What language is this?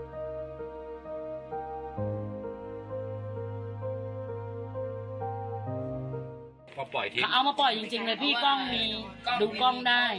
Thai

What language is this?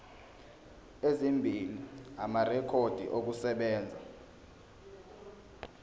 Zulu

